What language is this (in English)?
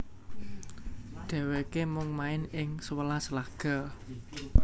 Javanese